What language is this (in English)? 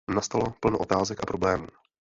Czech